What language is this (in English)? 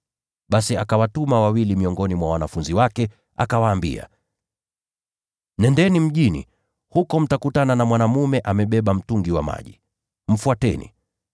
Swahili